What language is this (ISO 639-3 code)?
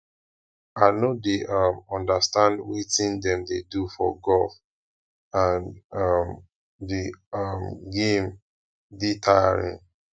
pcm